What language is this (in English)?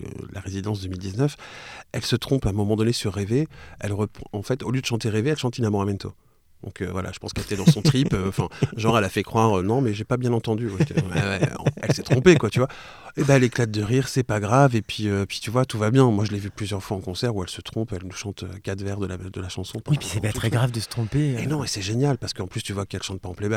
French